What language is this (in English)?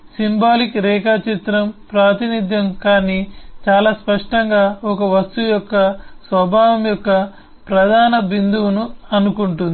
Telugu